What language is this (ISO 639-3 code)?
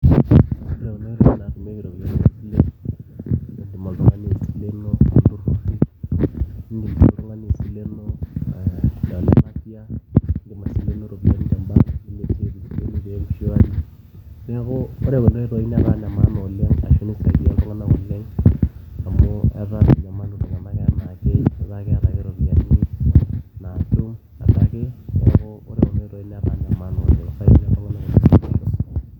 mas